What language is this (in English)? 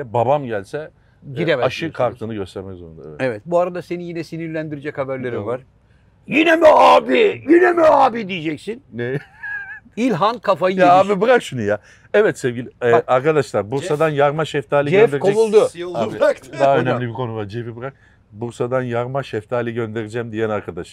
Turkish